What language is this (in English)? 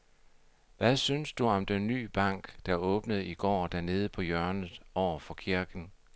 Danish